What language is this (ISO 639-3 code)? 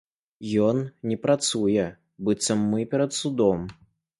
bel